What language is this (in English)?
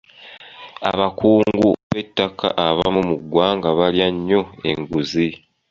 Ganda